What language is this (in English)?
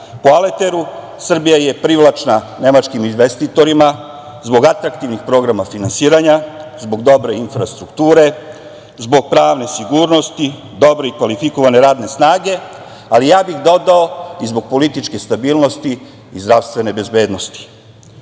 Serbian